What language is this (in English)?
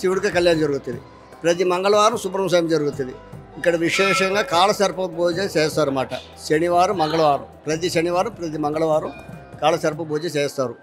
Telugu